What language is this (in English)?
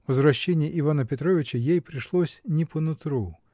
Russian